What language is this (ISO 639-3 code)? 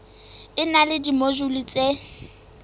sot